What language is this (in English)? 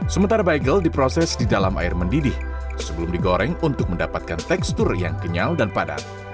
Indonesian